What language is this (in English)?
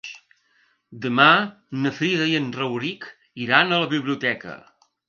Catalan